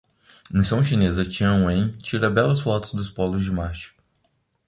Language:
Portuguese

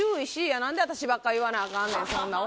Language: Japanese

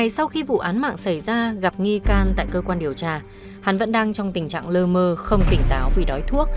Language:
Vietnamese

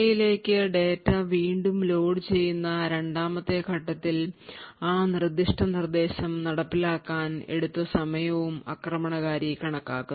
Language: Malayalam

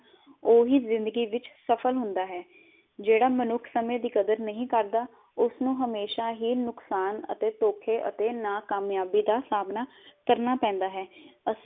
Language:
Punjabi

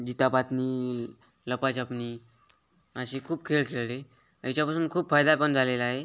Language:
Marathi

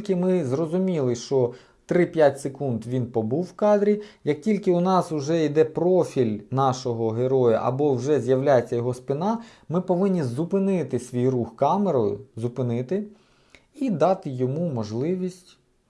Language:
Ukrainian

